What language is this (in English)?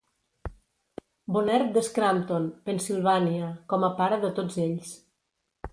Catalan